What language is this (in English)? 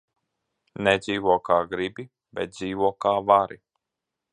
Latvian